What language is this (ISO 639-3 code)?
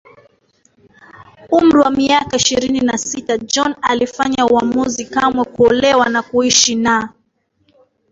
swa